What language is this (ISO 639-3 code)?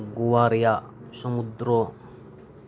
sat